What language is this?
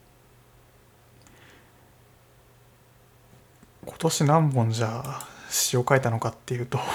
Japanese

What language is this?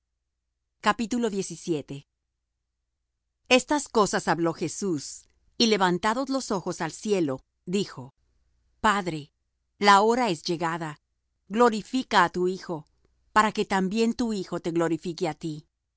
Spanish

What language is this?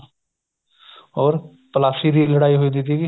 Punjabi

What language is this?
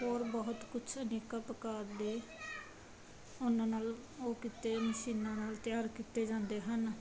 Punjabi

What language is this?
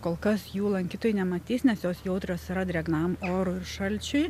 Lithuanian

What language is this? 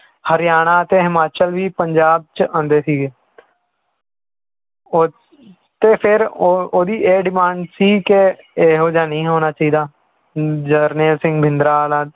Punjabi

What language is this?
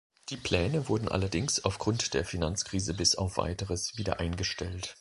German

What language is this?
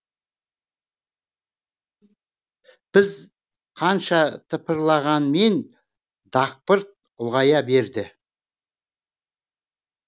Kazakh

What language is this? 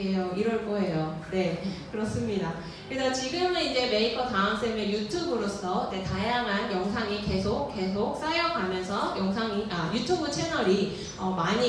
Korean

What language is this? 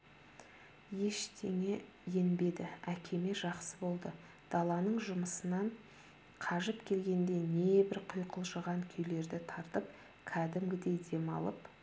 Kazakh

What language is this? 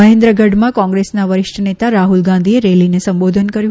Gujarati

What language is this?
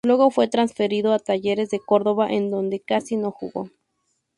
Spanish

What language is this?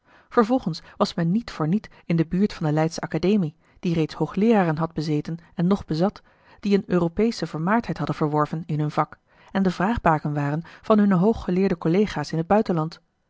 Dutch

